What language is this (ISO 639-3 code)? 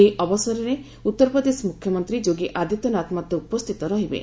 ori